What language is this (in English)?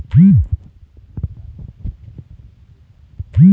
Chhattisgarhi